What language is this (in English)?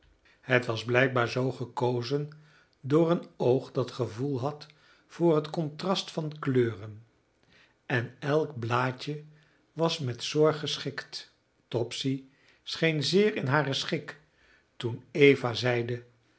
Dutch